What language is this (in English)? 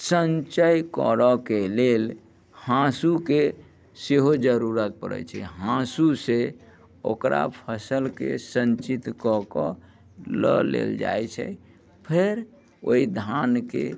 Maithili